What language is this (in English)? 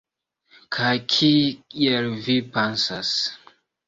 Esperanto